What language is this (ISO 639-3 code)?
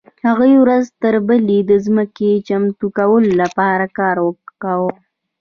pus